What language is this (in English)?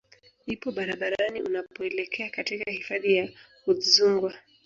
Swahili